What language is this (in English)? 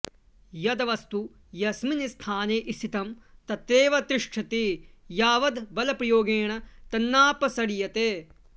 Sanskrit